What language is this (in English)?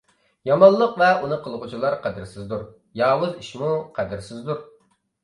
Uyghur